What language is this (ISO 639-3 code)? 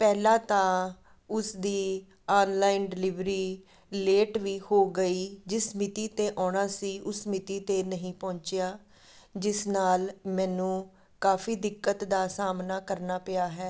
pan